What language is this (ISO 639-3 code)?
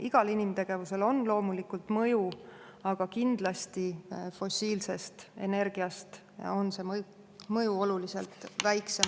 est